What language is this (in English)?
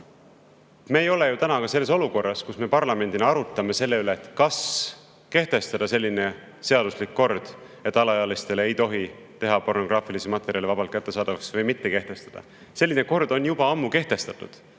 Estonian